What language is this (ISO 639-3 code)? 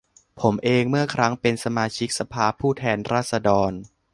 tha